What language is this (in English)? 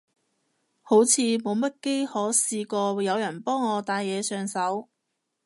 Cantonese